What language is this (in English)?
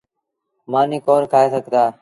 Sindhi Bhil